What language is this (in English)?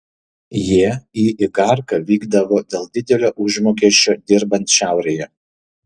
Lithuanian